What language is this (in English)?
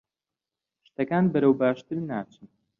Central Kurdish